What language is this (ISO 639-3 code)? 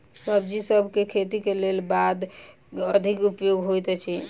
mai